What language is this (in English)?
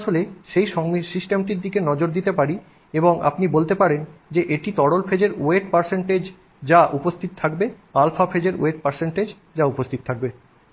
Bangla